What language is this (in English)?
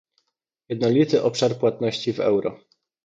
Polish